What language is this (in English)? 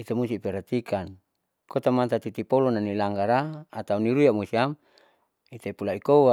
Saleman